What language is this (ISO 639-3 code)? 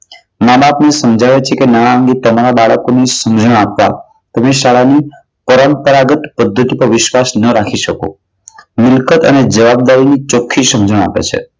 guj